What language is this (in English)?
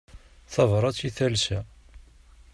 Kabyle